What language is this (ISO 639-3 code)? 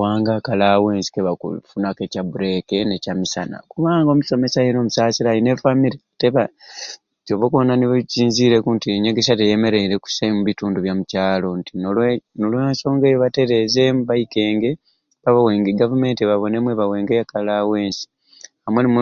ruc